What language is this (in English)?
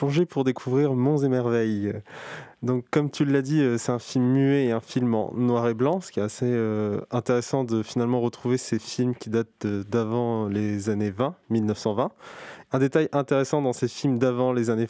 French